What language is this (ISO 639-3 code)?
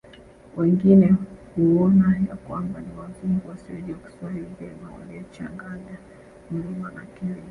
swa